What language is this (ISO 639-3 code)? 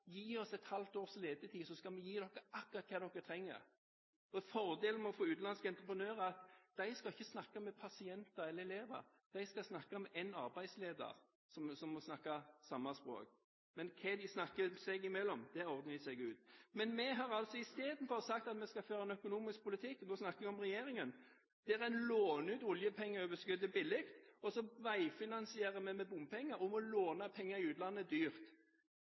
nob